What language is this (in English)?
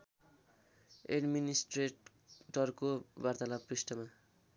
Nepali